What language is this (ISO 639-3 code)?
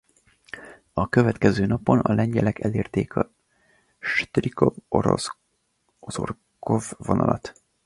hun